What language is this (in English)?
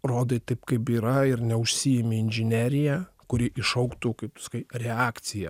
Lithuanian